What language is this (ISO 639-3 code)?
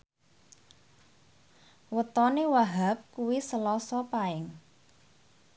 jav